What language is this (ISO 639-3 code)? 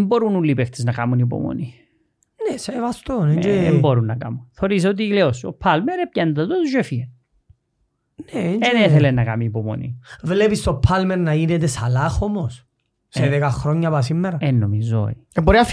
ell